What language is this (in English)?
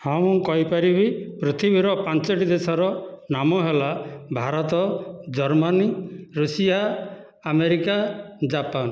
Odia